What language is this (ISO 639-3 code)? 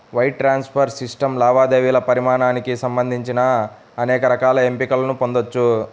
tel